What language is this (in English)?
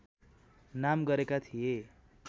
Nepali